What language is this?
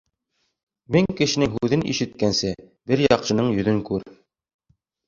Bashkir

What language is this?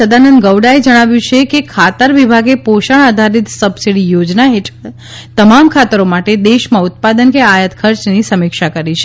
Gujarati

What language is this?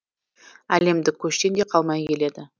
Kazakh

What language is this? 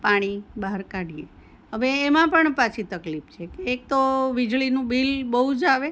Gujarati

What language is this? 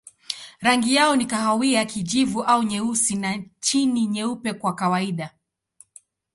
Swahili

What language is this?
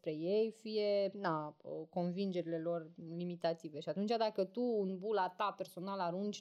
Romanian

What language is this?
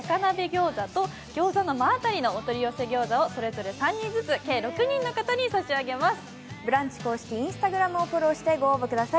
Japanese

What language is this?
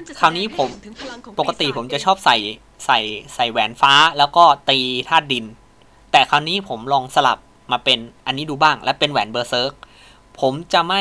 Thai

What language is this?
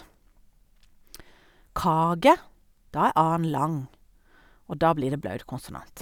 Norwegian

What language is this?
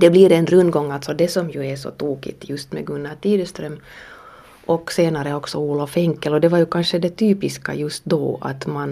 Swedish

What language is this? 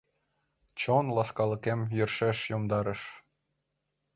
Mari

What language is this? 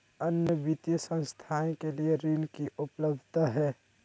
Magahi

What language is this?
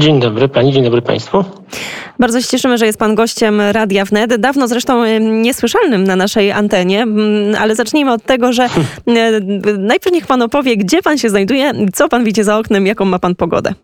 Polish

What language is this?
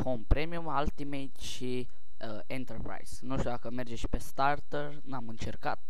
Romanian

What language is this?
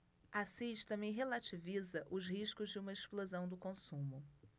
Portuguese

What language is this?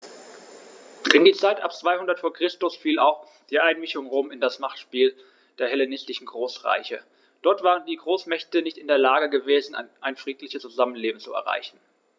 German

